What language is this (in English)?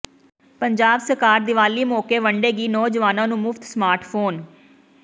Punjabi